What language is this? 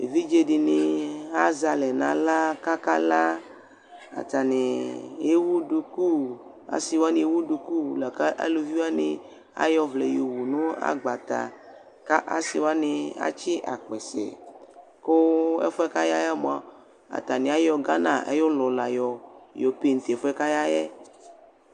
Ikposo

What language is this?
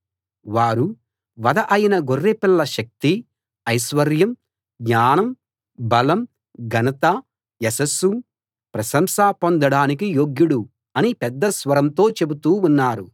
Telugu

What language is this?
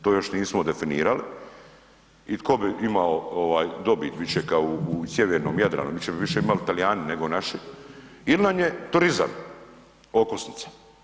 Croatian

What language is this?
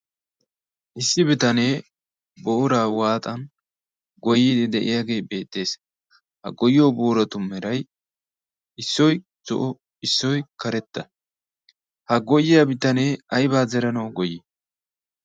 Wolaytta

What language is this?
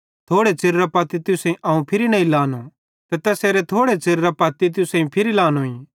Bhadrawahi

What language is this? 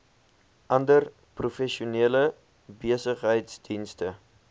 Afrikaans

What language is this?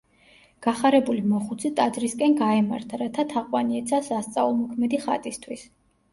Georgian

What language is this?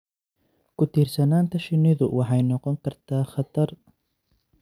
Somali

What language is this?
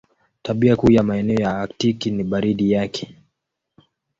Swahili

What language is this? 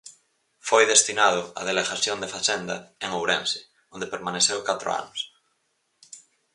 Galician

